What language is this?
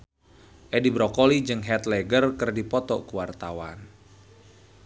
Sundanese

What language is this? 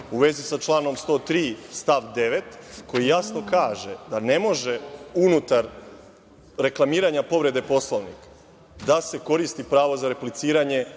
Serbian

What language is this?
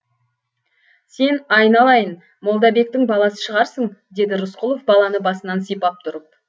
Kazakh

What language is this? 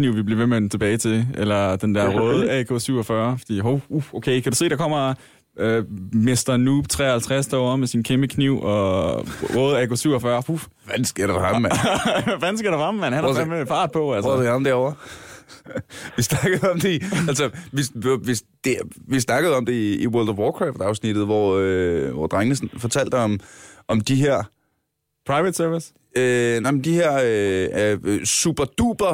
Danish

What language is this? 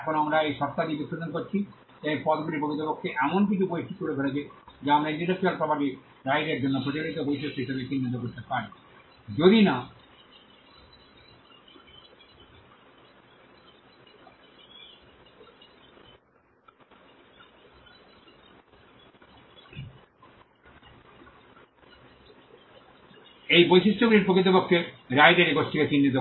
Bangla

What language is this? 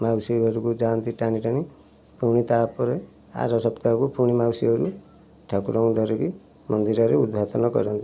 Odia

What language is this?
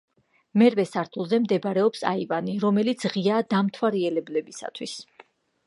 Georgian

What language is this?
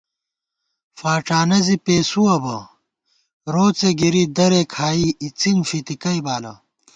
Gawar-Bati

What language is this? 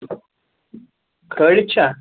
Kashmiri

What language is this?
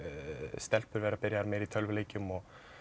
Icelandic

